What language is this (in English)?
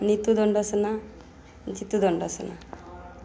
Odia